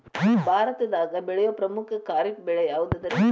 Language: Kannada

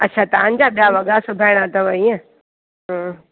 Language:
Sindhi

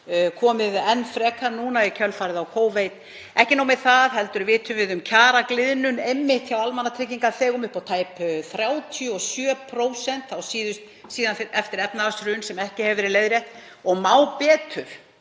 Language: Icelandic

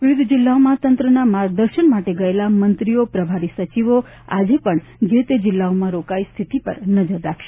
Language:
Gujarati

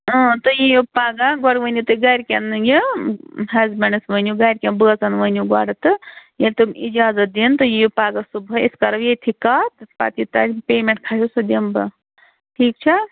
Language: Kashmiri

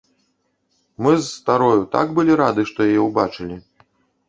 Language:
Belarusian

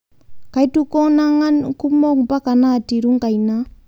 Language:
Masai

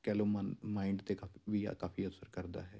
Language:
Punjabi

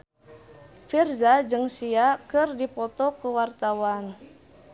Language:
Sundanese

